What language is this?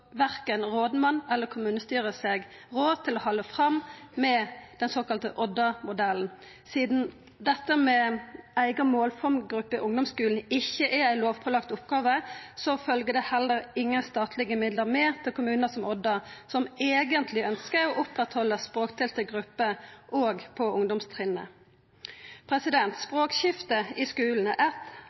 Norwegian Nynorsk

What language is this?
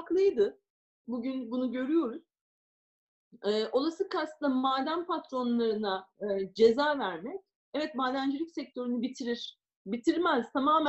Turkish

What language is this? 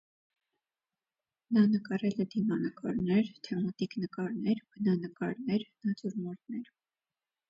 Armenian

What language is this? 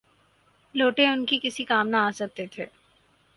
Urdu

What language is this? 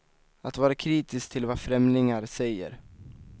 Swedish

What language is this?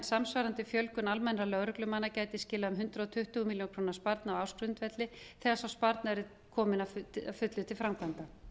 Icelandic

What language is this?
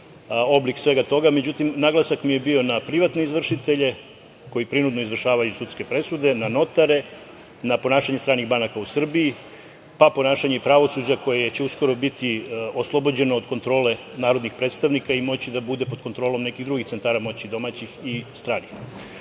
Serbian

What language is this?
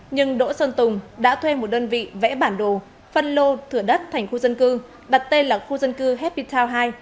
Vietnamese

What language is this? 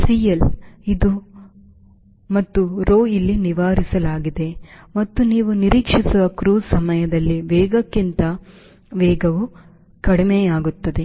Kannada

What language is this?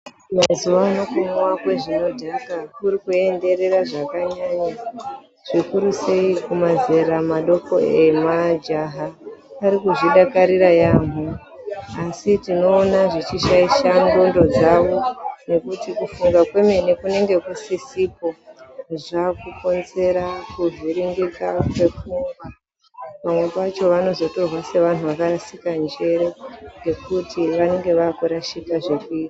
Ndau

